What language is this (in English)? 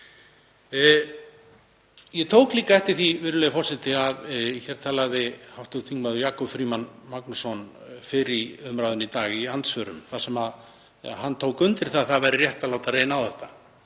Icelandic